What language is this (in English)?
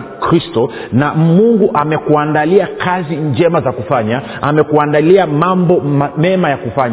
Swahili